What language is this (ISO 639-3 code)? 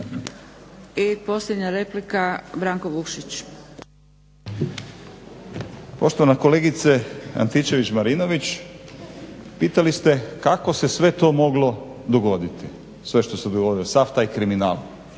hrv